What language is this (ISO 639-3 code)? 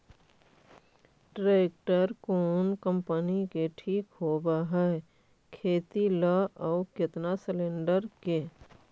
mag